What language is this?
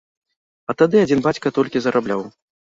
Belarusian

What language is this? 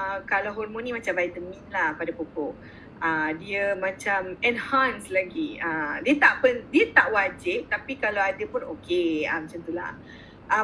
Malay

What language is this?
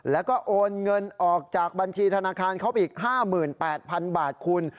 Thai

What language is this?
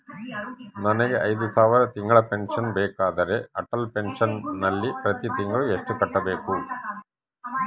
Kannada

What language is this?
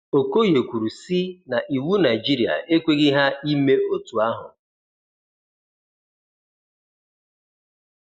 Igbo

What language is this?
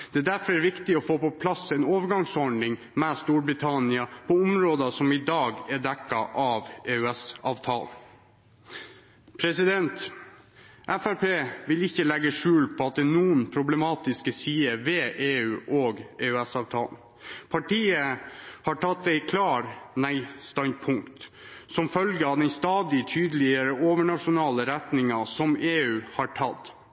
Norwegian Bokmål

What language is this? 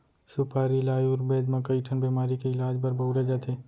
Chhattisgarhi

